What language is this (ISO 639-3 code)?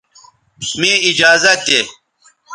btv